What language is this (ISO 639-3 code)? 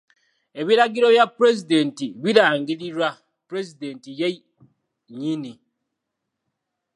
lug